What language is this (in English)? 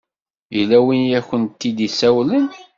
Kabyle